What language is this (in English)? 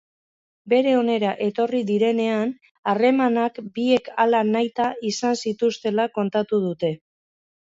Basque